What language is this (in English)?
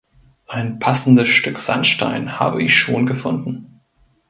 German